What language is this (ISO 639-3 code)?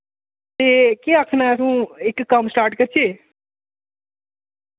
doi